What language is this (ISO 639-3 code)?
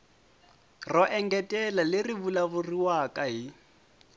tso